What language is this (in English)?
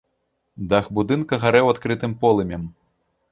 Belarusian